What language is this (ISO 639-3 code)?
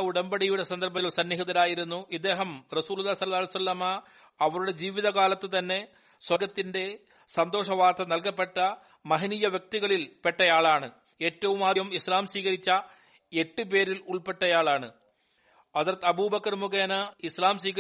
mal